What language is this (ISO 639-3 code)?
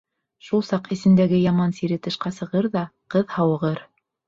bak